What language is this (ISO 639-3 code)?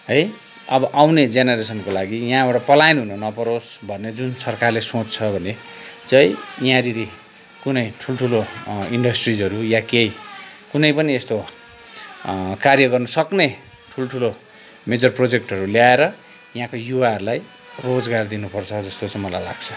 nep